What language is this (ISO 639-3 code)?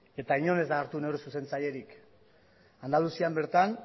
eus